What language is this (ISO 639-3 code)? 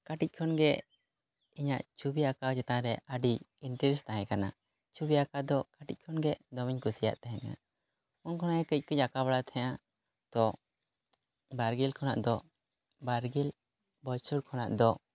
sat